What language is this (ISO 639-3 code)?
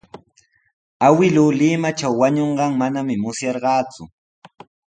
qws